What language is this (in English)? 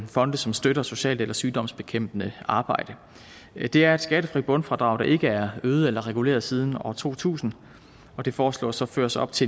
Danish